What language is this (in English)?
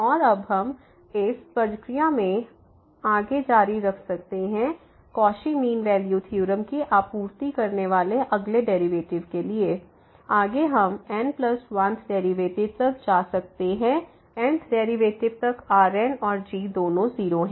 Hindi